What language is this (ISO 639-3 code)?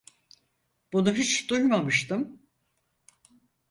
tur